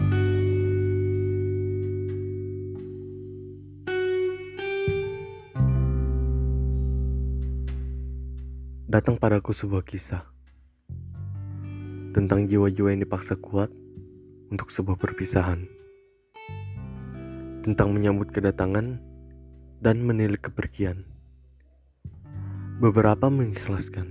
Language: Indonesian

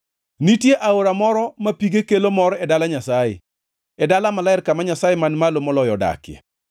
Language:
Luo (Kenya and Tanzania)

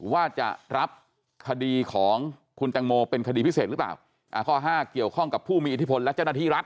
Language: Thai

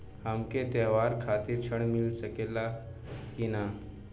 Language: Bhojpuri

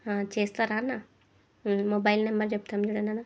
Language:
Telugu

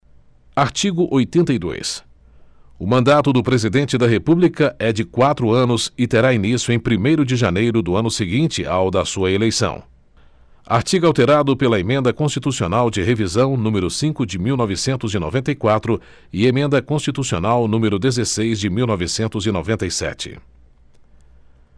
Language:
Portuguese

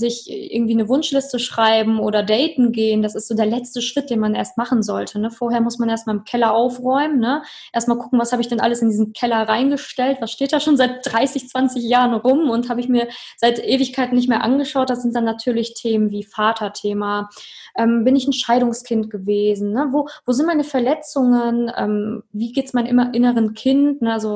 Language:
German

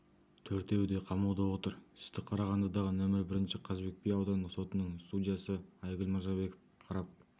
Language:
Kazakh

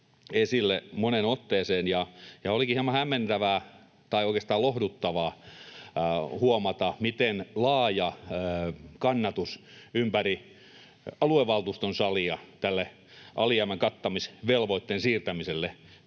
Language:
Finnish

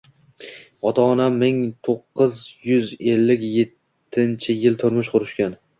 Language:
Uzbek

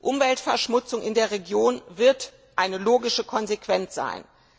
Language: German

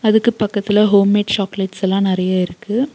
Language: Tamil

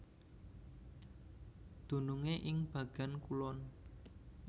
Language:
Javanese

